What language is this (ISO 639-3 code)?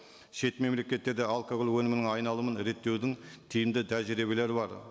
kaz